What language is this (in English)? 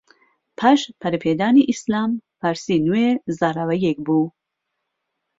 Central Kurdish